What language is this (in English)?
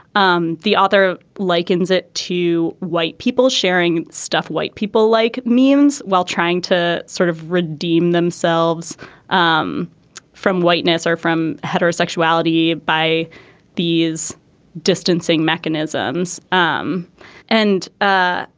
English